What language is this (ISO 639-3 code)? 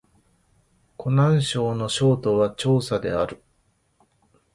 jpn